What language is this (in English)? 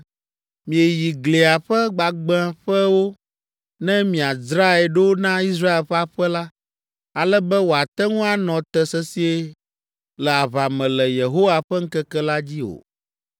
Ewe